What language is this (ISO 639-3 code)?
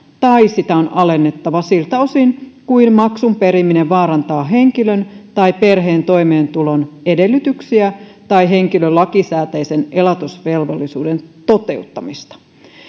fin